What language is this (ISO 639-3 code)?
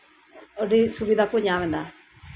sat